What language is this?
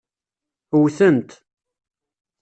Kabyle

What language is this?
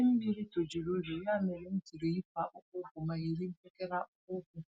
Igbo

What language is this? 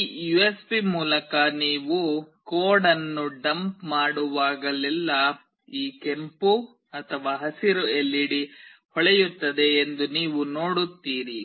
Kannada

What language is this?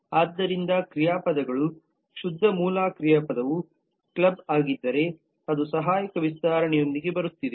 Kannada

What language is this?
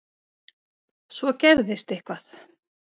Icelandic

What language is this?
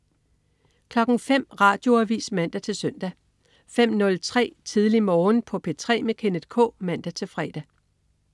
Danish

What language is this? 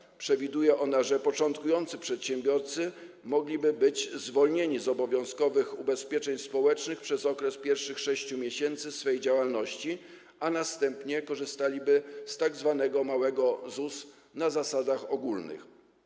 Polish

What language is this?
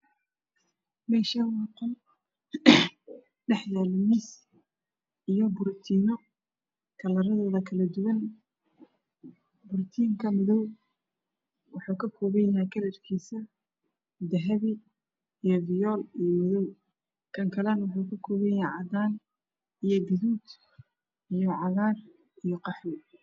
Somali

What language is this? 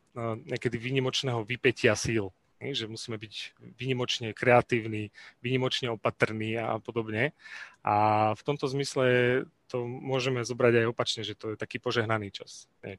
Slovak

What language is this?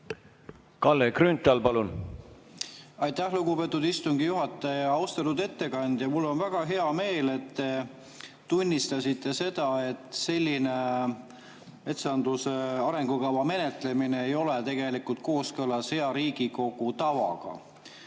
Estonian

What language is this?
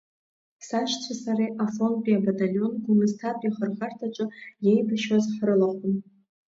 Abkhazian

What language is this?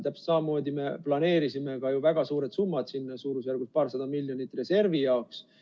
Estonian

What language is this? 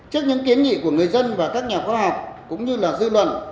Vietnamese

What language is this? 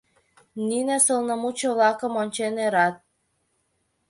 Mari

